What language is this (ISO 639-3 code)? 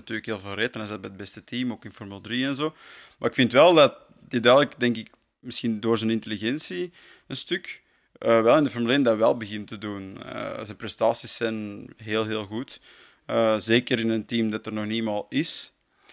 nld